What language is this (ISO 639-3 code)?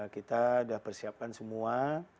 ind